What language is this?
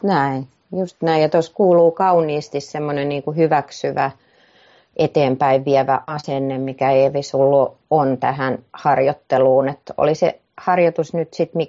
Finnish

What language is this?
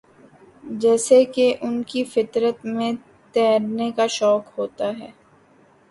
Urdu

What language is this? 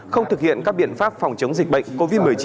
Vietnamese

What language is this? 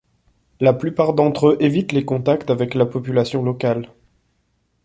French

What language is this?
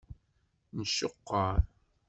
Kabyle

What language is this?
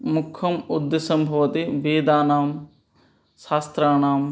Sanskrit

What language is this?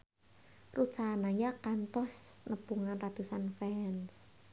Sundanese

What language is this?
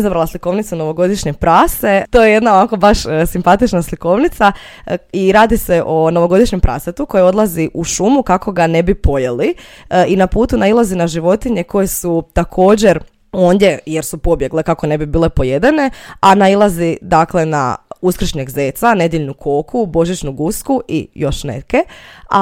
Croatian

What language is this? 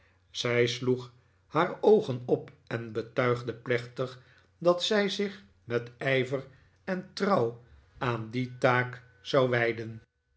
Dutch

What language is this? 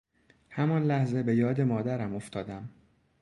Persian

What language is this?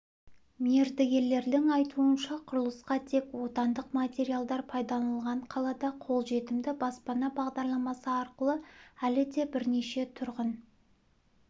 Kazakh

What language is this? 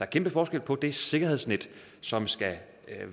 Danish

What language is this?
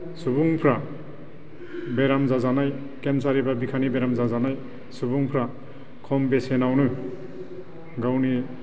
Bodo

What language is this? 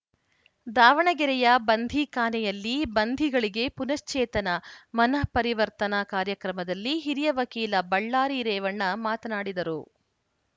Kannada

